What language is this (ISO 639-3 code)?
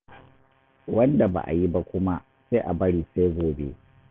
hau